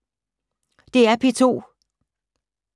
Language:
Danish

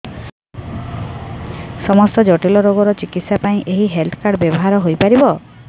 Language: Odia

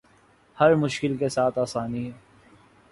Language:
Urdu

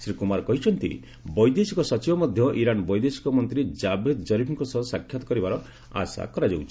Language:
Odia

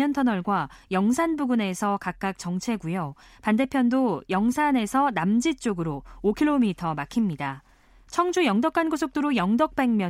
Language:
Korean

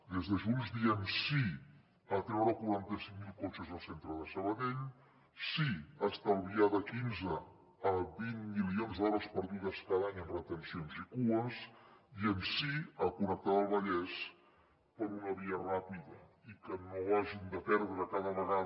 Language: Catalan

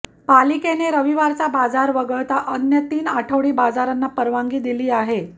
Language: Marathi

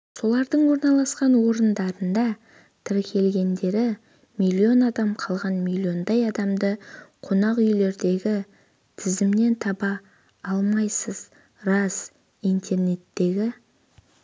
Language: Kazakh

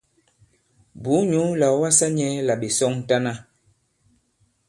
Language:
Bankon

